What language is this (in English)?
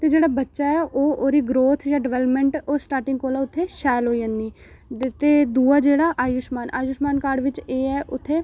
Dogri